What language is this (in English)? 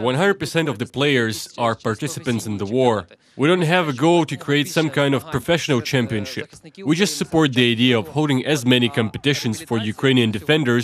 English